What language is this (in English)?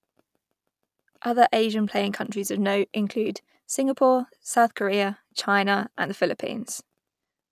English